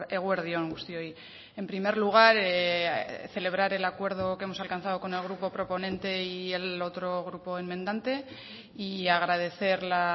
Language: Spanish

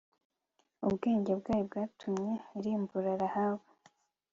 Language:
Kinyarwanda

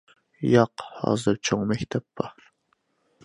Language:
Uyghur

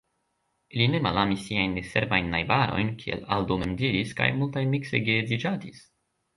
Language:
Esperanto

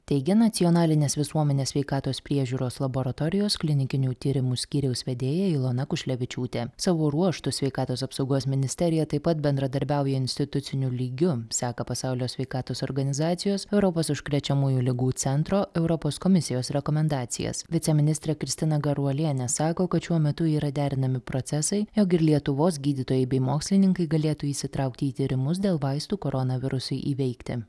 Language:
Lithuanian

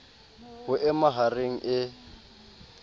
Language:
Southern Sotho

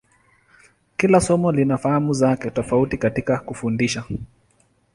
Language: Swahili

